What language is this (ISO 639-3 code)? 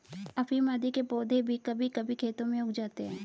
hin